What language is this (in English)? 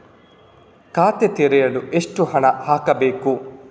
Kannada